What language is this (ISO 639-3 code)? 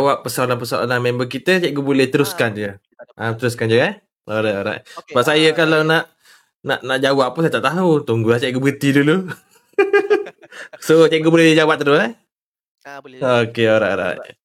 msa